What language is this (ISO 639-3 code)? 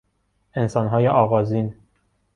fas